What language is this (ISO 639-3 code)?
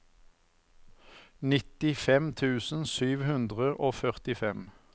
nor